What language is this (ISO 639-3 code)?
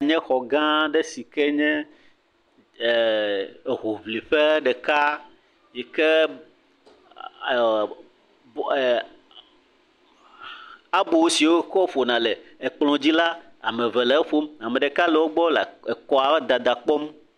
ewe